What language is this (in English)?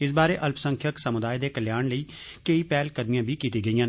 Dogri